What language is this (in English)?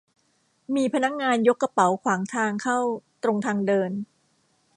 Thai